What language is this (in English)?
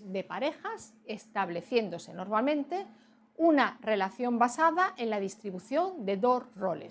Spanish